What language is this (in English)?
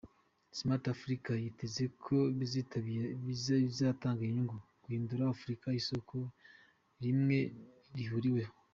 Kinyarwanda